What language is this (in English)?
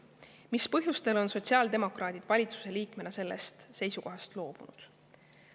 Estonian